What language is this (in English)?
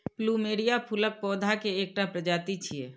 Maithili